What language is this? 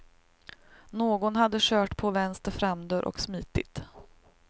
Swedish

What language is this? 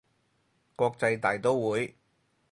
Cantonese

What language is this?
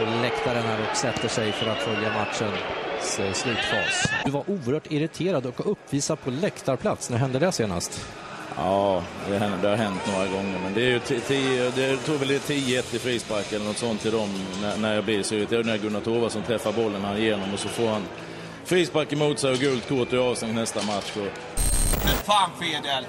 Swedish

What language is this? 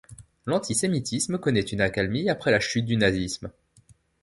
French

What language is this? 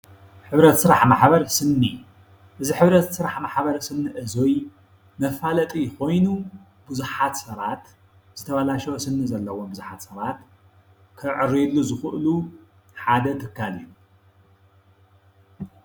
Tigrinya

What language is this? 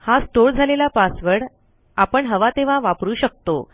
Marathi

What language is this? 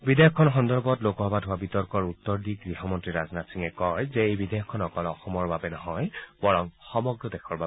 Assamese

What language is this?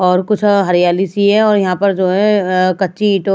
Hindi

